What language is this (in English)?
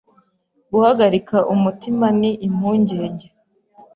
Kinyarwanda